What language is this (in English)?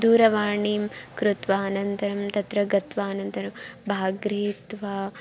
Sanskrit